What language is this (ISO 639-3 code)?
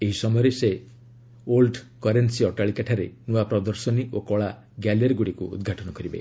ori